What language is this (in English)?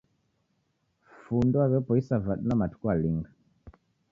Taita